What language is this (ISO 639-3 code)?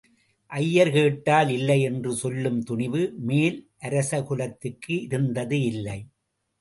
tam